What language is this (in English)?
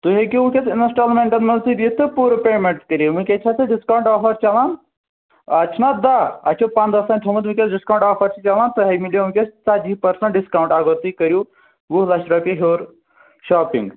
Kashmiri